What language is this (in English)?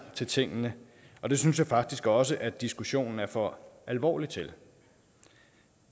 Danish